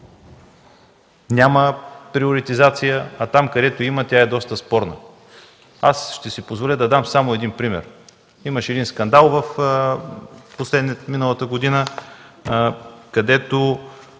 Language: Bulgarian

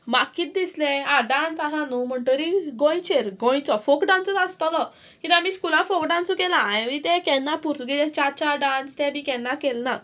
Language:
Konkani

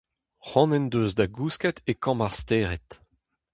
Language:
Breton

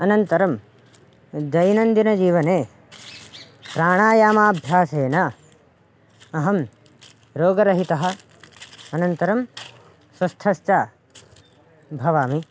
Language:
Sanskrit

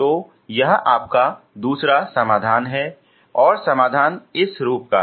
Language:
Hindi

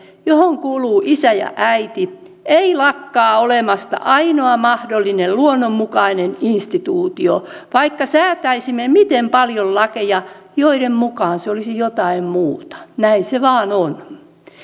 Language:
Finnish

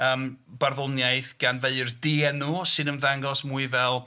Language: Welsh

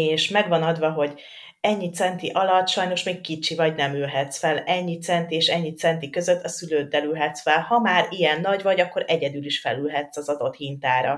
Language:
Hungarian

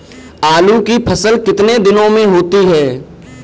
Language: Hindi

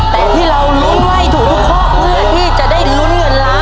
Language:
Thai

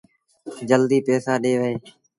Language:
Sindhi Bhil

